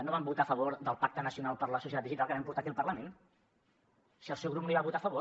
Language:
Catalan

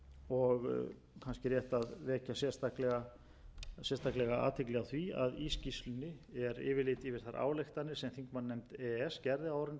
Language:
Icelandic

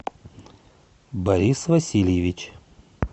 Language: Russian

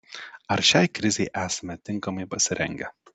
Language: Lithuanian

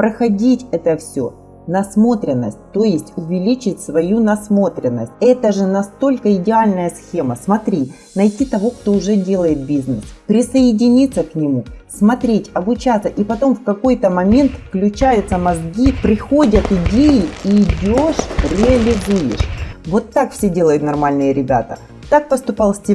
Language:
Russian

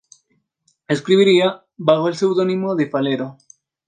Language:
Spanish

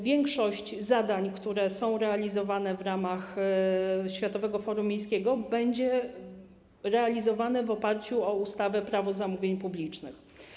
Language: Polish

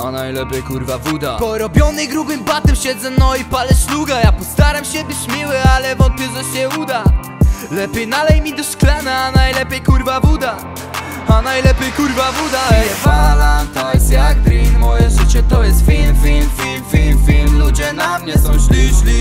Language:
Romanian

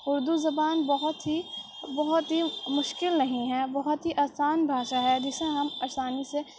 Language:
Urdu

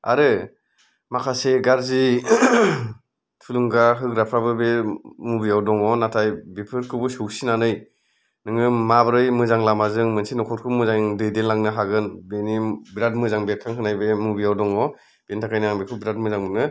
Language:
Bodo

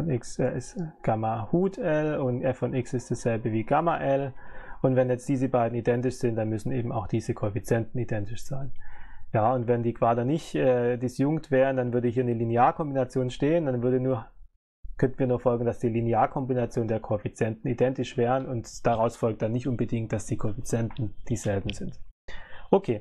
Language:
German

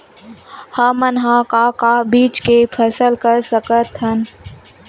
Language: Chhattisgarhi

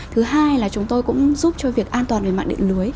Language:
Vietnamese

